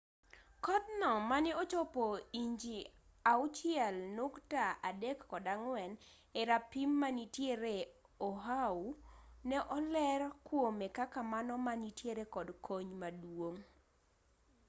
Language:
Luo (Kenya and Tanzania)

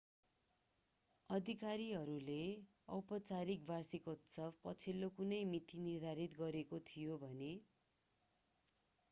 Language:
Nepali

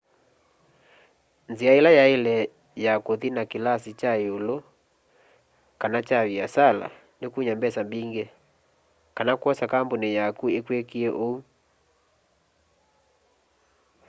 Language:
Kamba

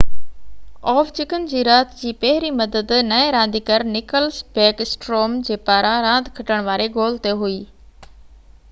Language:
Sindhi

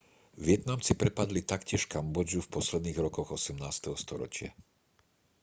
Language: Slovak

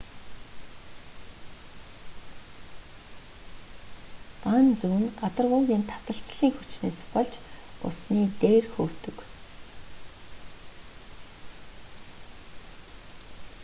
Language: Mongolian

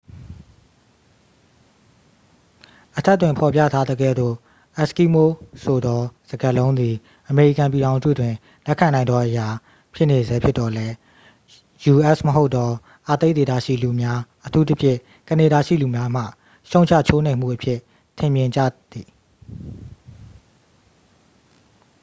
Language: Burmese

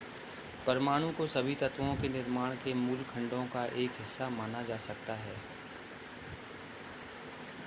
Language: Hindi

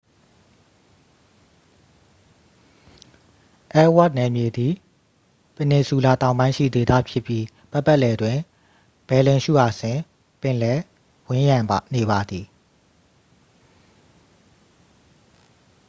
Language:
Burmese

